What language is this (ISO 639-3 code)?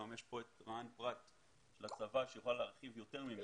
heb